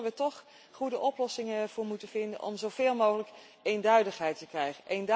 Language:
Dutch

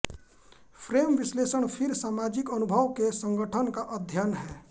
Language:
Hindi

